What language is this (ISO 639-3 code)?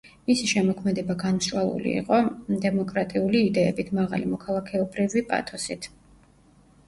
kat